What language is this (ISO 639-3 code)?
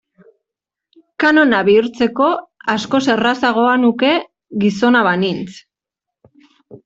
eus